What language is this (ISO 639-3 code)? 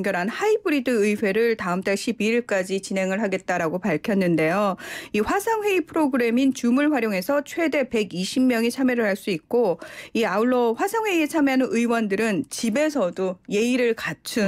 kor